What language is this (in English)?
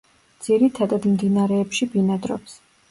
Georgian